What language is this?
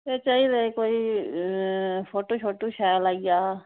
Dogri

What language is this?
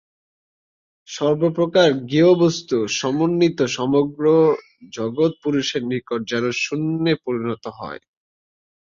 Bangla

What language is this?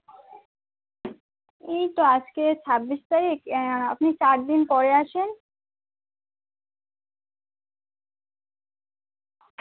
Bangla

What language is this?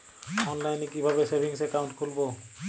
Bangla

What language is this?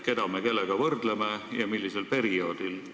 Estonian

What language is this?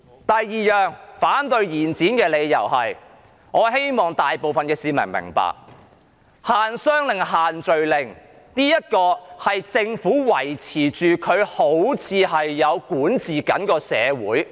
Cantonese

